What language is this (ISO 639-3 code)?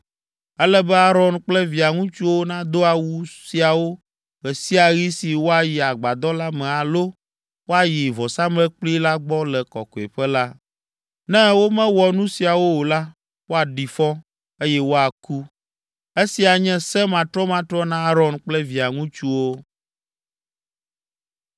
ewe